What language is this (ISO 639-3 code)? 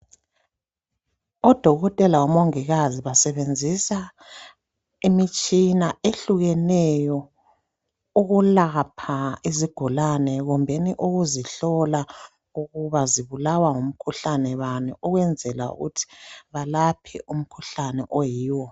nde